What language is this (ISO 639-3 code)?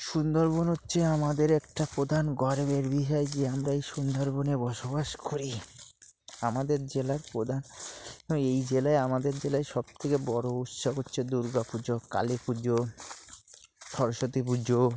ben